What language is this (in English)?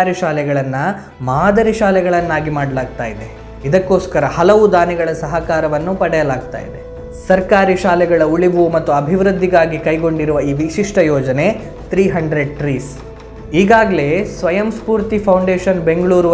Kannada